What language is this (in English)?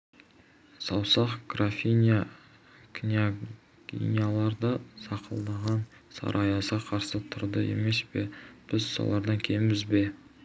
Kazakh